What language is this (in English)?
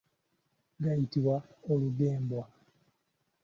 Ganda